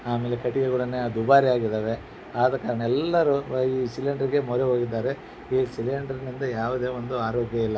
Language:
Kannada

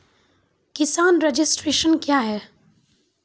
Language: Maithili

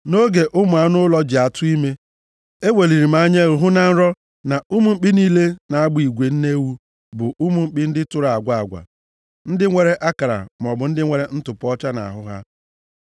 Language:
Igbo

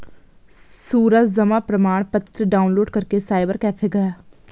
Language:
Hindi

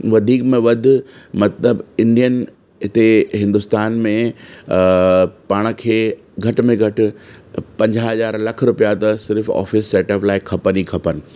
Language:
Sindhi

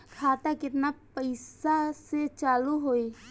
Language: Bhojpuri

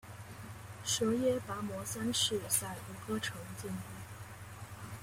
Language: Chinese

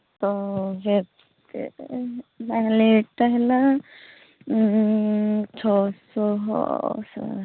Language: Odia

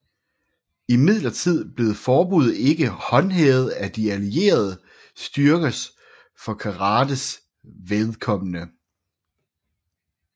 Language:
Danish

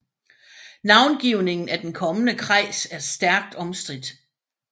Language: Danish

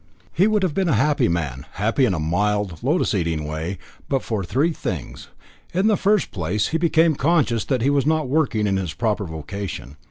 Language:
English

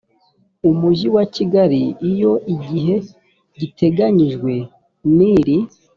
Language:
Kinyarwanda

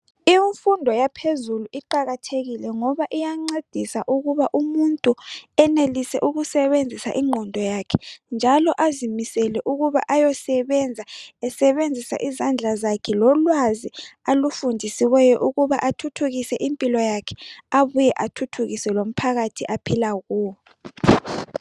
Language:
North Ndebele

